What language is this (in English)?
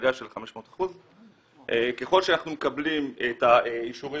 Hebrew